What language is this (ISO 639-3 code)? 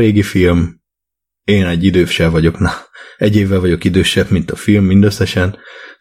hun